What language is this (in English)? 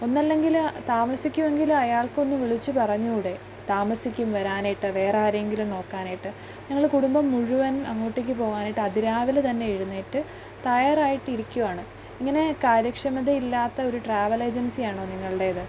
Malayalam